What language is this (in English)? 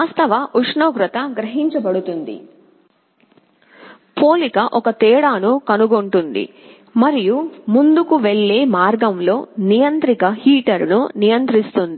Telugu